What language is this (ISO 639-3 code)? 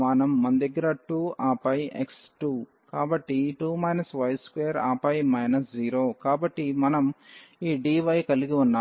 tel